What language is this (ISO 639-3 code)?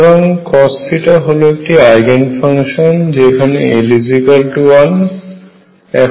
ben